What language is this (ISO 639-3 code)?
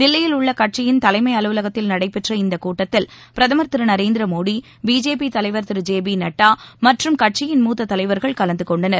tam